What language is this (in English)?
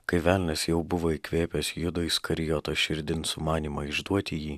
Lithuanian